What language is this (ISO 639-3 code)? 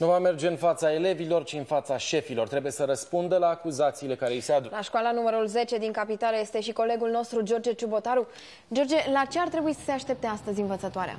ron